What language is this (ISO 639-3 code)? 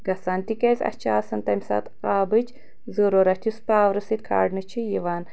kas